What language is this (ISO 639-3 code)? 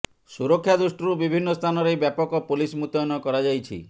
ori